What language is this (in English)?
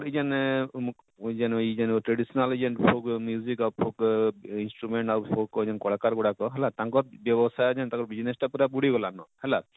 Odia